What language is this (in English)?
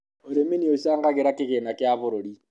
Kikuyu